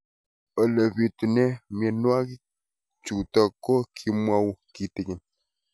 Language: Kalenjin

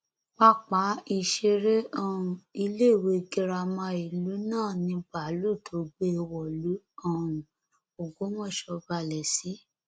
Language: Yoruba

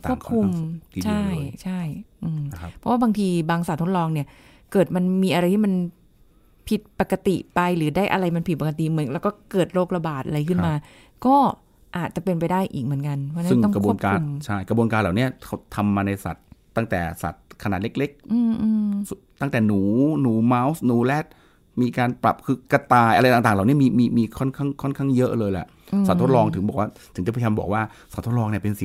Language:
Thai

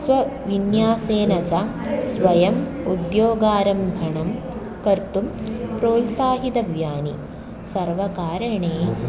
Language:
Sanskrit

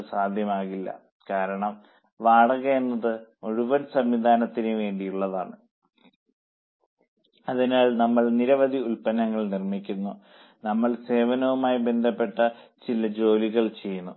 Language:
Malayalam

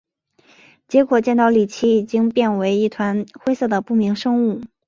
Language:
Chinese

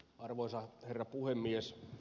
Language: Finnish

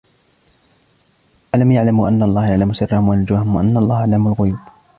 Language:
Arabic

